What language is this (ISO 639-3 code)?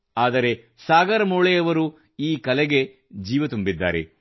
kan